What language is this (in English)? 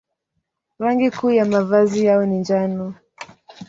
Swahili